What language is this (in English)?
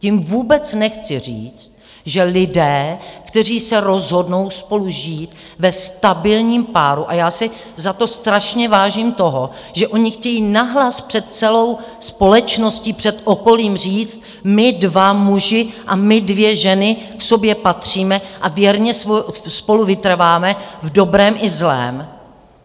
Czech